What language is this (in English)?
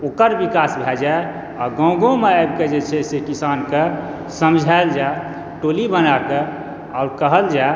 Maithili